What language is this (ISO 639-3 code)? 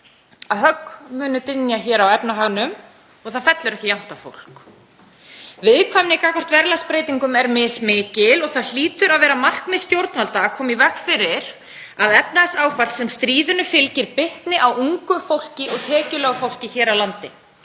isl